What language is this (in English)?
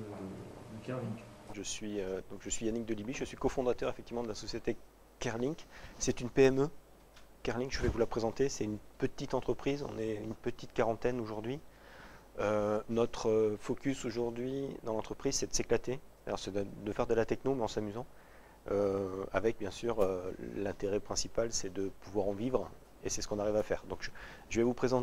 French